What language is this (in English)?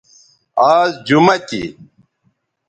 Bateri